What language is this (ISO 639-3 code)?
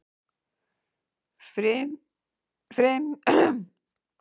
isl